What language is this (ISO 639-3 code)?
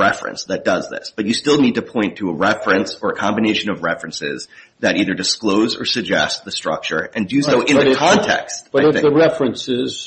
eng